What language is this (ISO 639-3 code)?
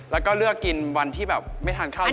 tha